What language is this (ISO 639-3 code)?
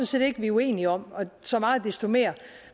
dan